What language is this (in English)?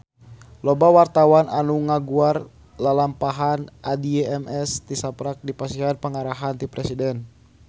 Sundanese